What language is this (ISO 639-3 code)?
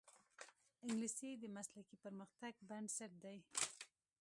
pus